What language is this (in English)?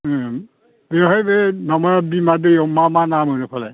Bodo